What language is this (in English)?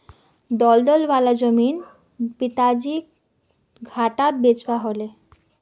Magahi